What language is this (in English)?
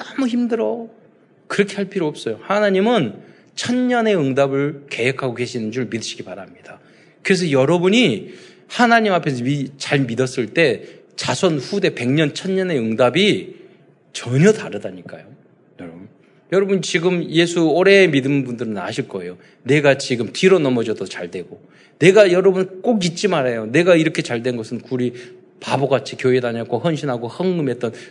Korean